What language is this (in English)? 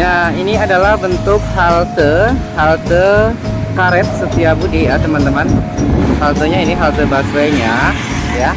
Indonesian